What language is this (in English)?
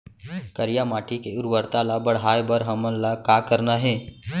Chhattisgarhi